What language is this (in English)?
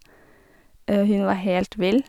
Norwegian